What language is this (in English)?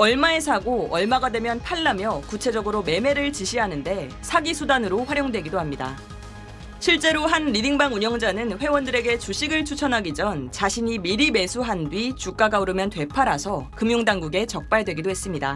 Korean